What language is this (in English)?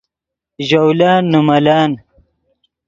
Yidgha